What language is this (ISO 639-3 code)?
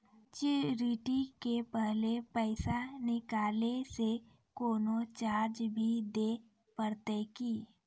mai